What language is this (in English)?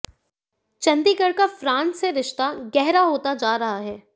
Hindi